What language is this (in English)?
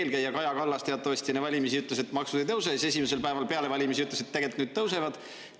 Estonian